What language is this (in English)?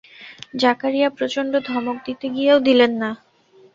Bangla